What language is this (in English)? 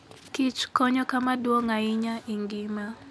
Luo (Kenya and Tanzania)